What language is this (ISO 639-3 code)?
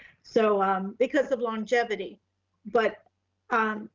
eng